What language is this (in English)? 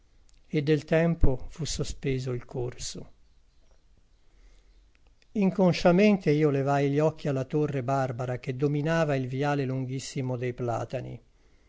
Italian